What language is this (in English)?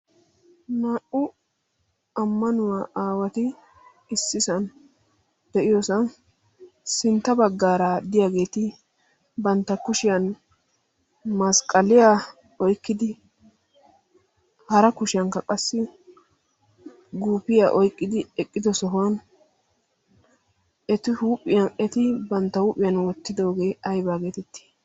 Wolaytta